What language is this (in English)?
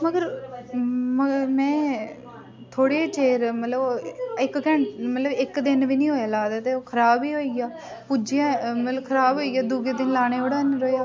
Dogri